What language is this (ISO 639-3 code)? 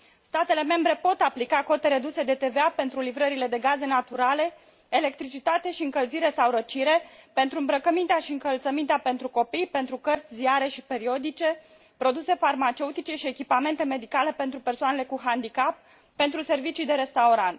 ron